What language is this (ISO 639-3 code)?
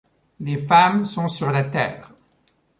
fra